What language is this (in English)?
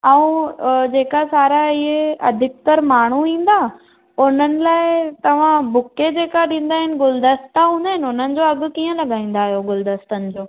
Sindhi